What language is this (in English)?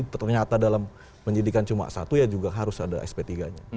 Indonesian